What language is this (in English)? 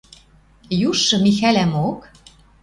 Western Mari